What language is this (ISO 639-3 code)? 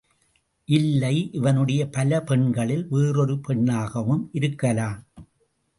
tam